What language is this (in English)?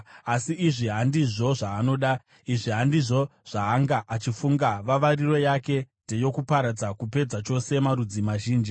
Shona